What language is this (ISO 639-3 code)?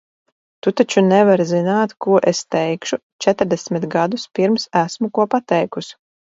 lav